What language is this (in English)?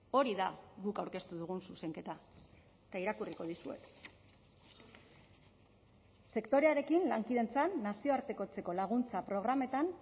Basque